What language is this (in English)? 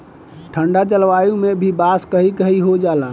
Bhojpuri